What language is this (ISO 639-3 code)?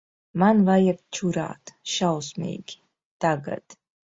lav